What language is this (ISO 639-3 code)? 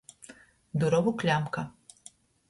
ltg